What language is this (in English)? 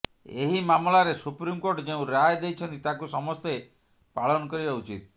Odia